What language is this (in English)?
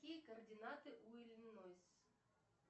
Russian